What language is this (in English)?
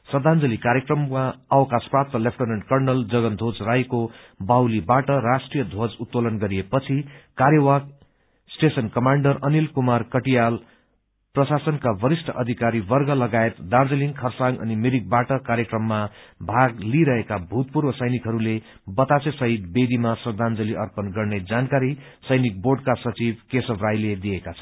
Nepali